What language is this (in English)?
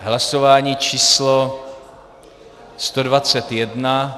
Czech